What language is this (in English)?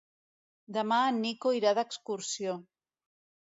Catalan